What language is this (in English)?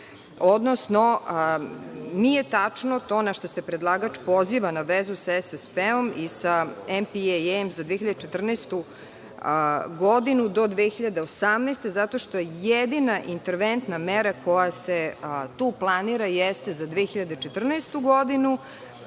Serbian